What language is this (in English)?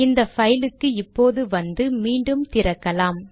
Tamil